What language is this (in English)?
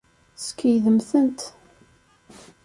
Kabyle